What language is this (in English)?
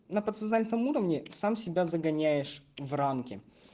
Russian